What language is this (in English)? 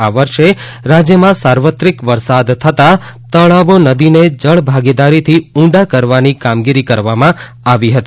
Gujarati